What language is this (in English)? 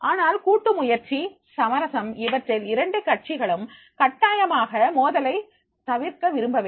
Tamil